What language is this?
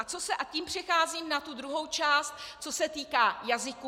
Czech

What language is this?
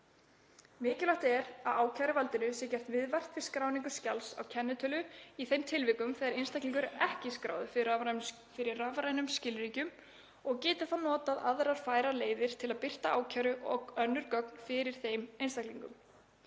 Icelandic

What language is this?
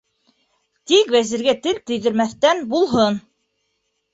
Bashkir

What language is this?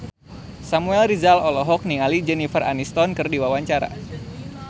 Sundanese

